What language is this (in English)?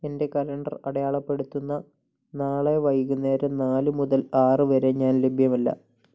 Malayalam